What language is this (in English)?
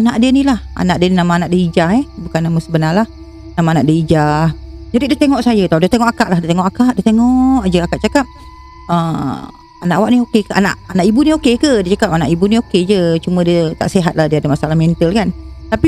Malay